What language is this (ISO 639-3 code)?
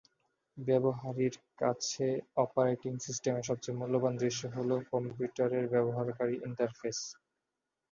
ben